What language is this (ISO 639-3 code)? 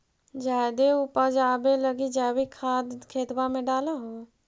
mag